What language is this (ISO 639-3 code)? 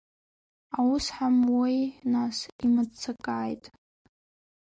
abk